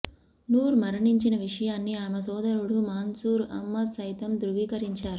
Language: Telugu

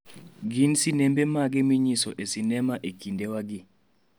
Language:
Luo (Kenya and Tanzania)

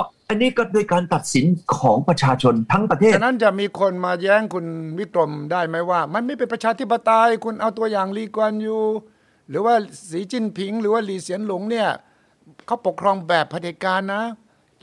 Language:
Thai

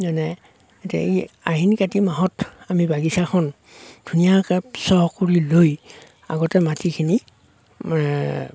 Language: Assamese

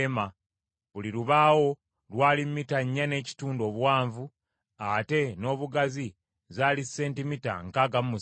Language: Ganda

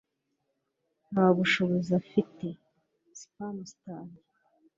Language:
Kinyarwanda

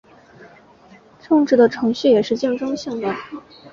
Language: Chinese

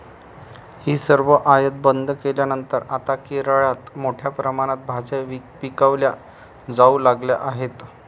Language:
Marathi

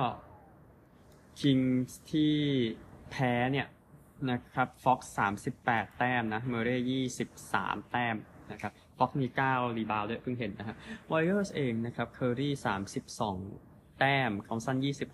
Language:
Thai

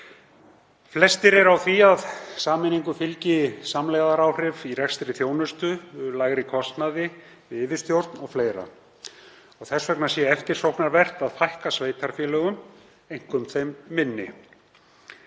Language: Icelandic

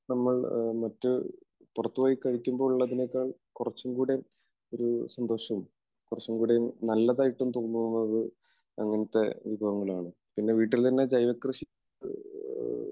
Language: Malayalam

